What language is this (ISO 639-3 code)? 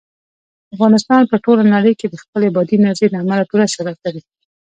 pus